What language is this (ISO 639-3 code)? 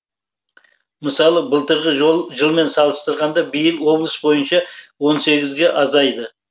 kaz